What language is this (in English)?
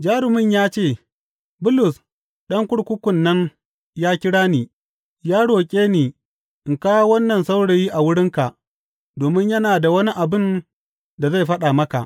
Hausa